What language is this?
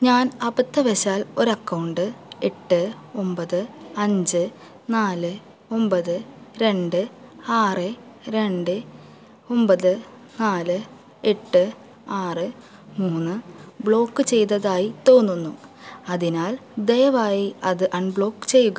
Malayalam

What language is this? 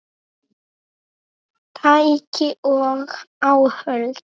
Icelandic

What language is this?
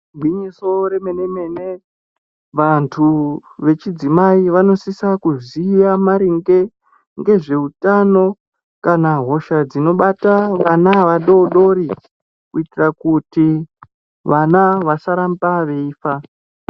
Ndau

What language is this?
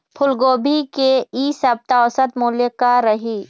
Chhattisgarhi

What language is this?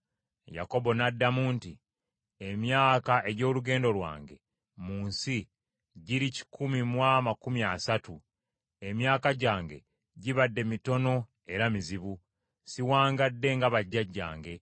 Ganda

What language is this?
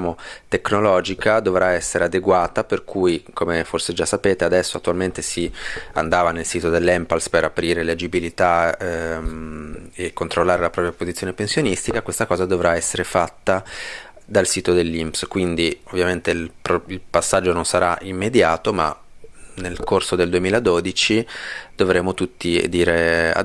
Italian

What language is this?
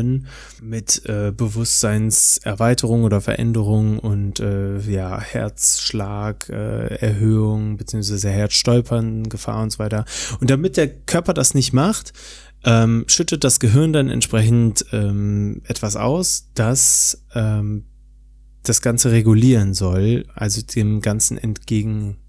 German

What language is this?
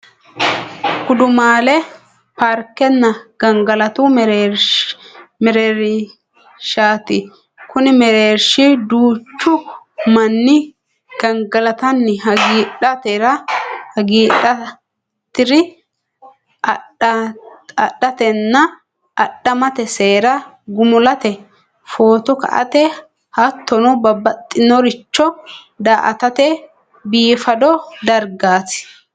Sidamo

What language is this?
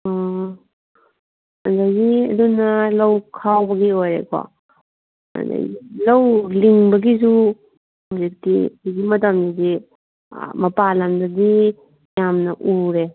Manipuri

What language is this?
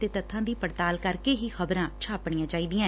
Punjabi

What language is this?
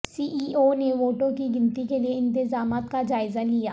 Urdu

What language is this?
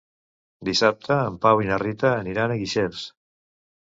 Catalan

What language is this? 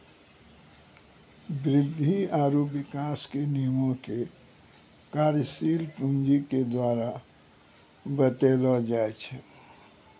Maithili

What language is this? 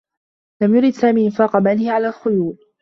Arabic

